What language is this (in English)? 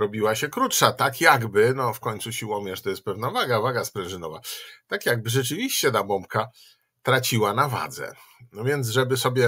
Polish